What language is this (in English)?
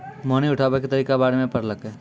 Maithili